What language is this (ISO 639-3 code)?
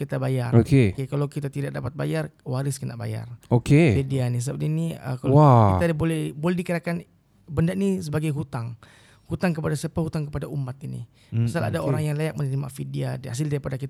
msa